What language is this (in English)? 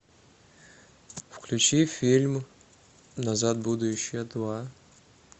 Russian